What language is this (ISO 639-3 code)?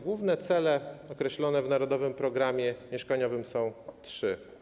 pol